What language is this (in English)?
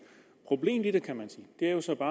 Danish